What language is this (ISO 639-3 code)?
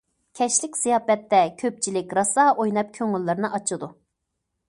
uig